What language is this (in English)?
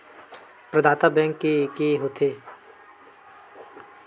Chhattisgarhi